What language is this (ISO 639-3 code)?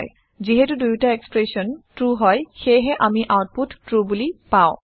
asm